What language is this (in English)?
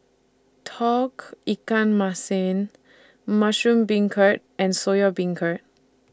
English